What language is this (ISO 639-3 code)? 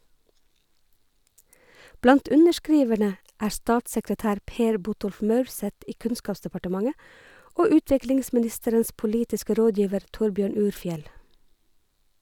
nor